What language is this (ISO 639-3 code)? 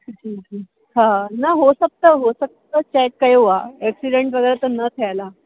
snd